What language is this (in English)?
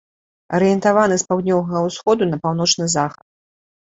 Belarusian